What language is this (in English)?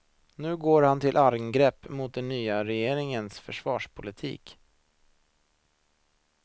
Swedish